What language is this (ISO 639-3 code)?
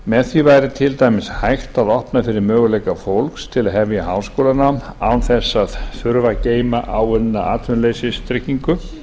isl